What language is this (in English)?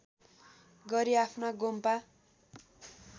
Nepali